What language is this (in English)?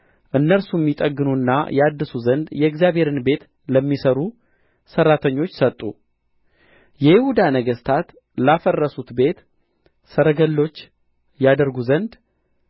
Amharic